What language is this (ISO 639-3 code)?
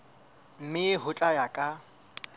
sot